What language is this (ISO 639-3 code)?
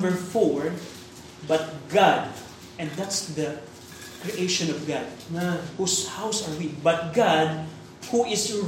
fil